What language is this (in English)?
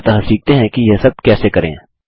Hindi